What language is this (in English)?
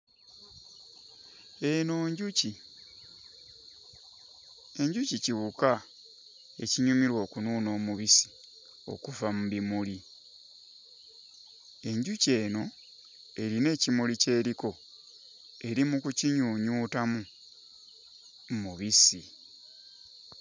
Ganda